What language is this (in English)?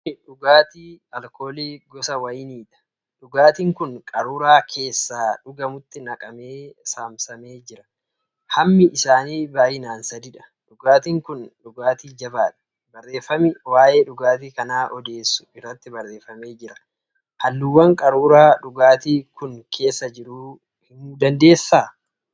Oromo